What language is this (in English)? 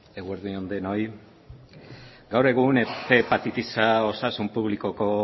Basque